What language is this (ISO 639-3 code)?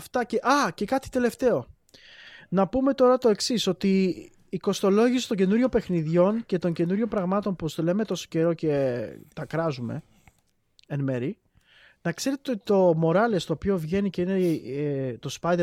ell